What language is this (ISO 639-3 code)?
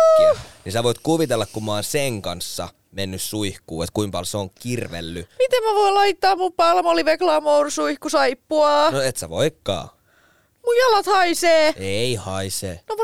fin